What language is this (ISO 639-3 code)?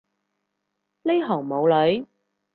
yue